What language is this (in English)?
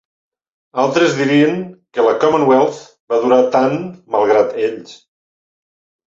Catalan